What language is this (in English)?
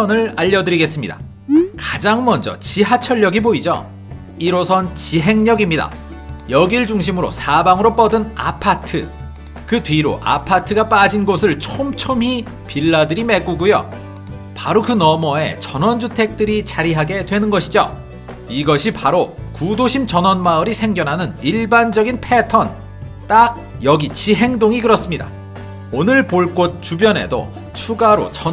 Korean